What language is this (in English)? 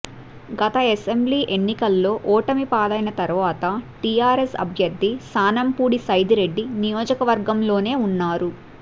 Telugu